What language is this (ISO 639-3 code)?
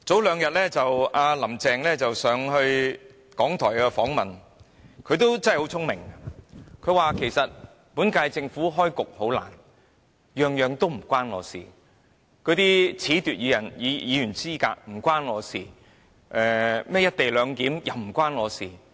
yue